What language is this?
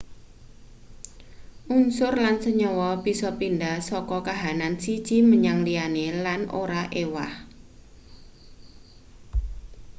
Javanese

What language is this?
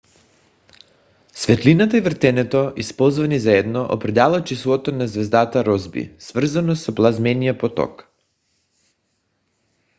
Bulgarian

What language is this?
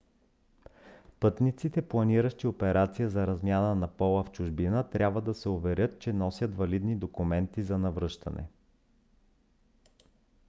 Bulgarian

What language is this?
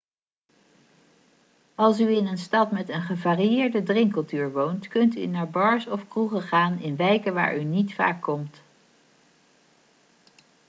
Dutch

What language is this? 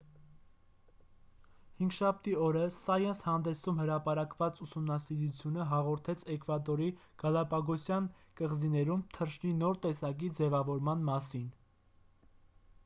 Armenian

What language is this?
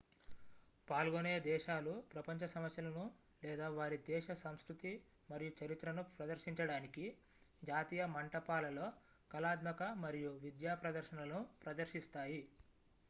Telugu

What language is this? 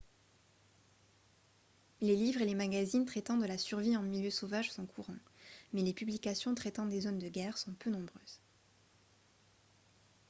French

